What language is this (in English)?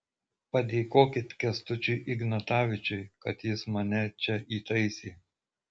Lithuanian